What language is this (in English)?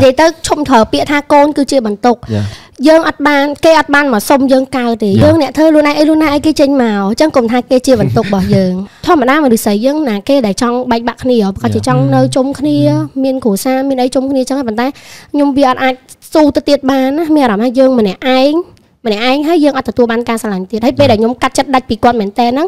Vietnamese